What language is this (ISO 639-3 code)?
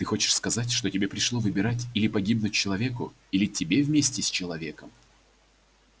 rus